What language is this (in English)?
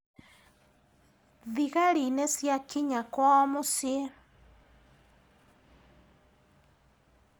Kikuyu